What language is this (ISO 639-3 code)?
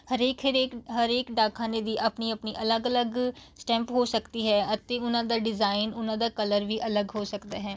pan